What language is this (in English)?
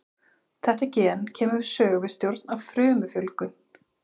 Icelandic